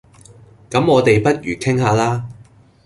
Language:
Cantonese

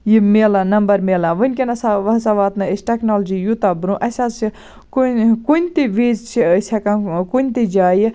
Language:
Kashmiri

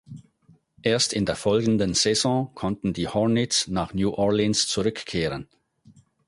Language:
German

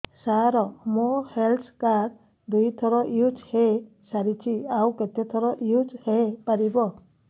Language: Odia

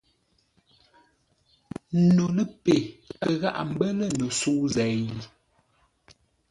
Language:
Ngombale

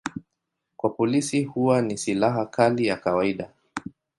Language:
Swahili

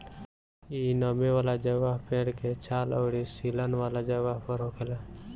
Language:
Bhojpuri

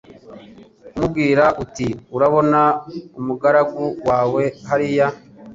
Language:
Kinyarwanda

